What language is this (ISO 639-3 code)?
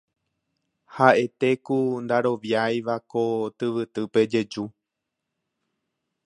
grn